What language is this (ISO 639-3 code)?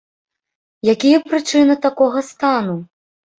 bel